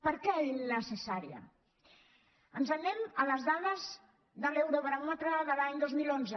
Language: Catalan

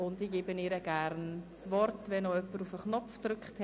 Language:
Swiss German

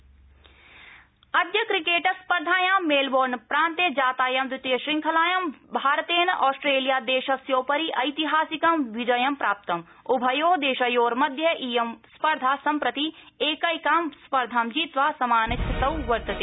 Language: Sanskrit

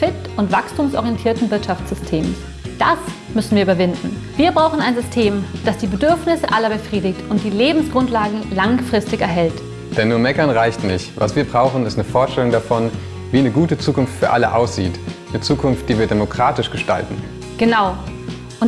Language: German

